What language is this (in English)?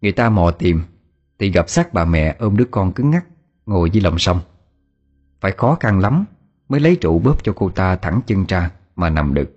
Vietnamese